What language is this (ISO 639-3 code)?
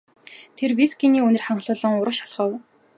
mon